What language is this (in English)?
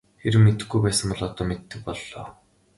Mongolian